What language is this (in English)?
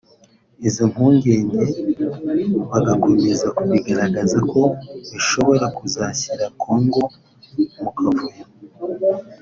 Kinyarwanda